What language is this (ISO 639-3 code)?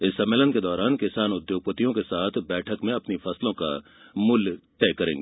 hin